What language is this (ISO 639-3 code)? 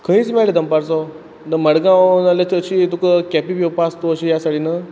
kok